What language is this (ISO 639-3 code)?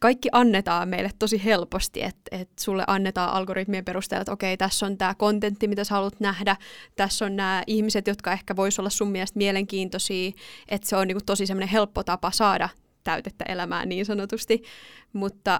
fin